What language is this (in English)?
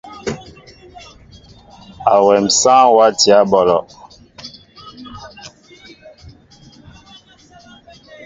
Mbo (Cameroon)